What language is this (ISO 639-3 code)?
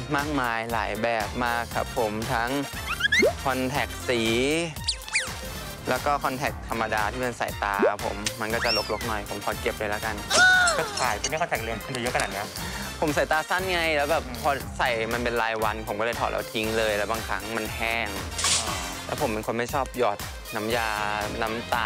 tha